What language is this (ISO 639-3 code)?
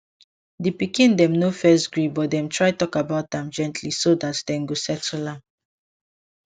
pcm